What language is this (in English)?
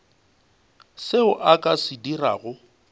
Northern Sotho